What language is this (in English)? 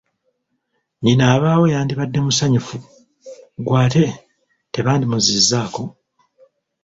Ganda